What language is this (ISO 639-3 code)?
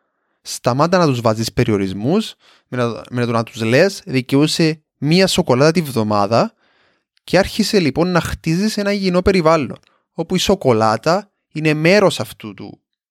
ell